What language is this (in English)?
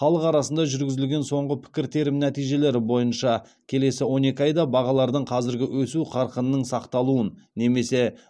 Kazakh